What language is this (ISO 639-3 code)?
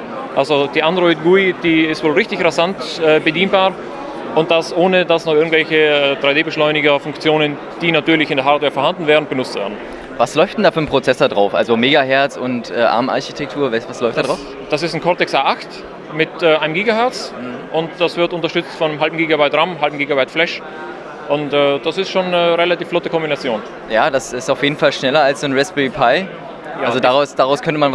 deu